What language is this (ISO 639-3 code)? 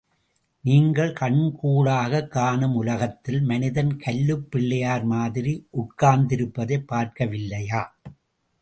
tam